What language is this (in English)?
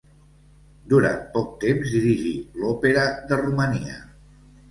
Catalan